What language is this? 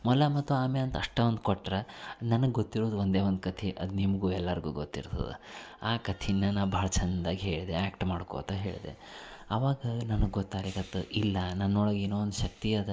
Kannada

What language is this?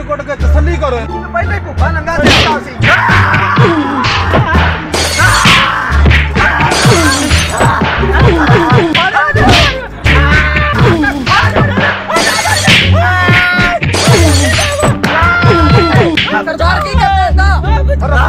Punjabi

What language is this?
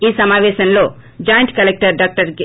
Telugu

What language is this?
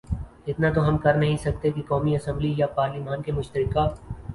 Urdu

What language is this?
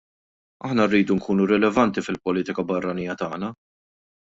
Maltese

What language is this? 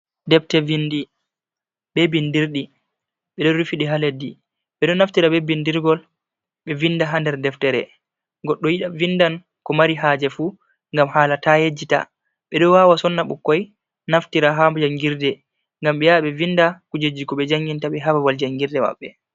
Fula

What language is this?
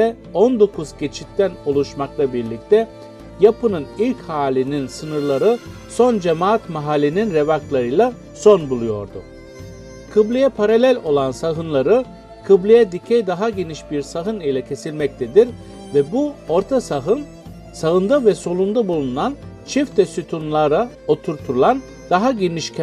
Turkish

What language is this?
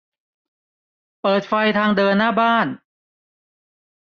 Thai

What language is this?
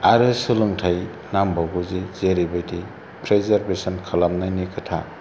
Bodo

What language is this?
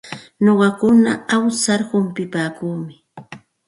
Santa Ana de Tusi Pasco Quechua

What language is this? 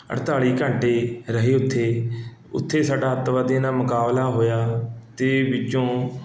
Punjabi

